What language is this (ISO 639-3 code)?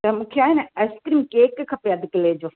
snd